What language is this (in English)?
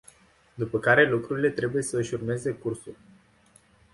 Romanian